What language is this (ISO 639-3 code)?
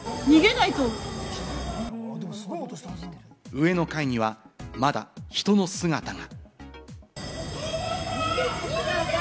jpn